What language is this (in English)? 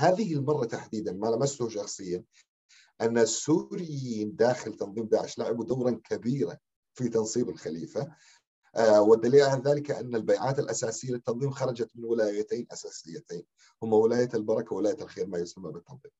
Arabic